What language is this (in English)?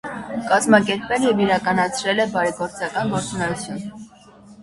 Armenian